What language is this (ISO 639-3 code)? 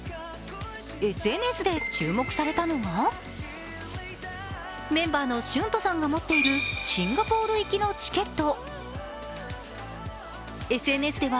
jpn